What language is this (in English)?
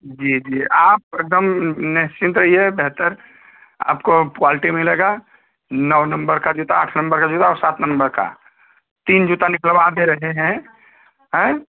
Hindi